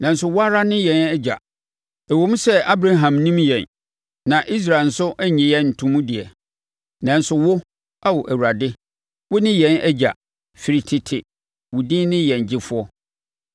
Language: Akan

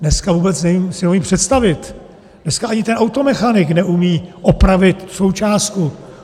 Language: Czech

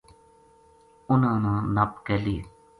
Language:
Gujari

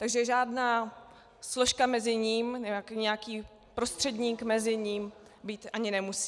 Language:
Czech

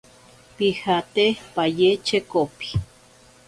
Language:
Ashéninka Perené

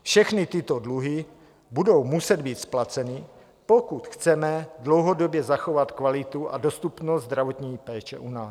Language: Czech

